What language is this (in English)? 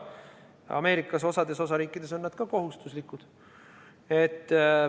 Estonian